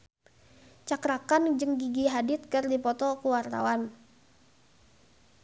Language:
Sundanese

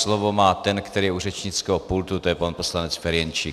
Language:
Czech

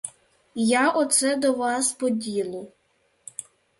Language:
Ukrainian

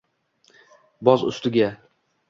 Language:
Uzbek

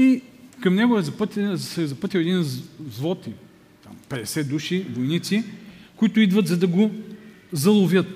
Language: Bulgarian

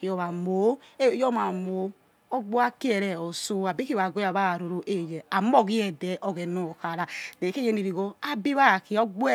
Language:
Yekhee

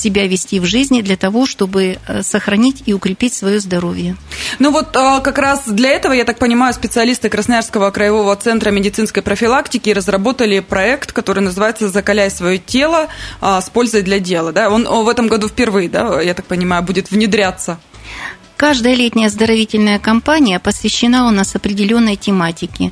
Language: Russian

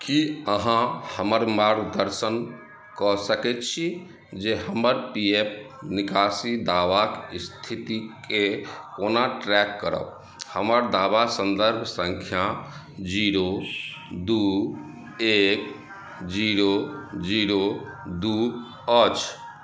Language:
Maithili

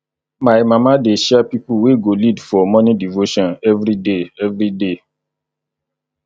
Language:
Nigerian Pidgin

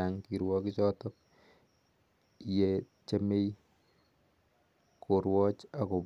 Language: Kalenjin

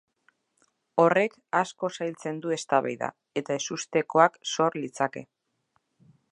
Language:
Basque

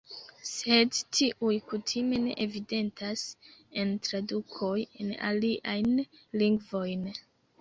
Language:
Esperanto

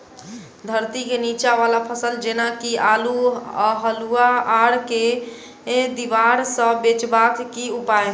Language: Maithili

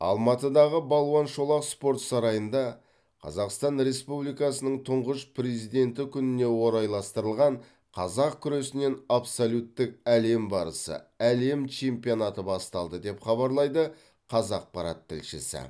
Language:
Kazakh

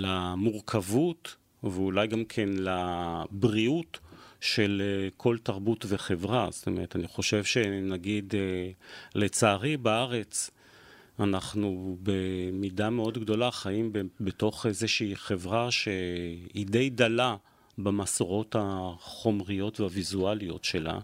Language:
Hebrew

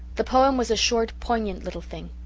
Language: English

